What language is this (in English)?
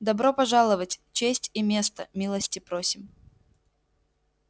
Russian